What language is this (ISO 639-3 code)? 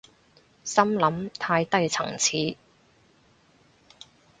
yue